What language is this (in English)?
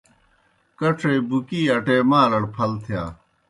Kohistani Shina